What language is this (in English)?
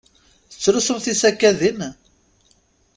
Kabyle